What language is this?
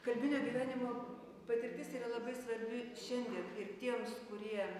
Lithuanian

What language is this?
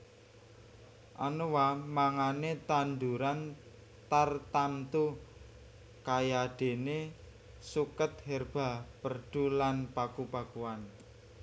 Javanese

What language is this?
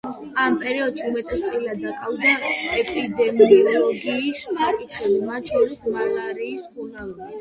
Georgian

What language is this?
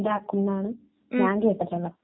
Malayalam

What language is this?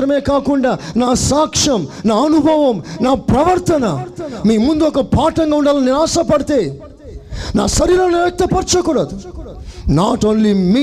Telugu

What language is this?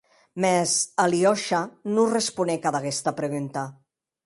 Occitan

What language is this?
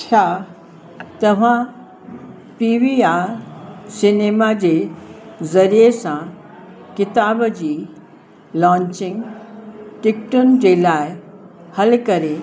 Sindhi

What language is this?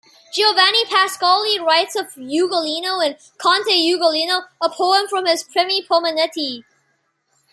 English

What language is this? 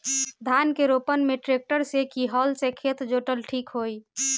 Bhojpuri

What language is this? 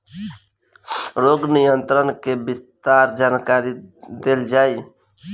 Bhojpuri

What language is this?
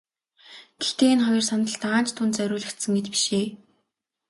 Mongolian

